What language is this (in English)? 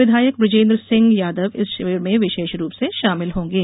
Hindi